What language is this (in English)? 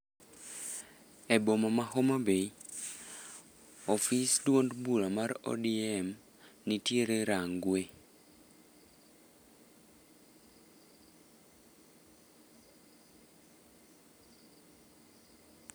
Luo (Kenya and Tanzania)